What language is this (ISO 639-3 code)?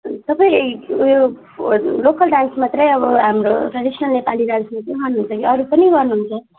nep